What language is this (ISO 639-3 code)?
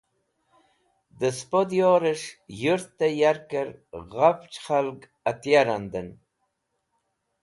wbl